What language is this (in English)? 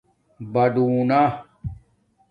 Domaaki